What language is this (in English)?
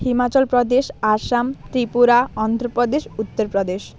Bangla